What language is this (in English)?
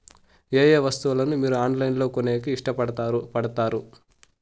Telugu